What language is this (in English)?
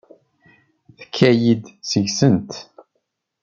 Kabyle